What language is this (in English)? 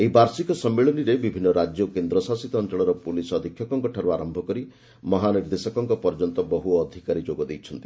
Odia